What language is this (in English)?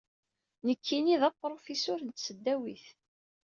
Kabyle